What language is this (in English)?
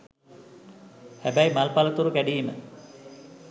Sinhala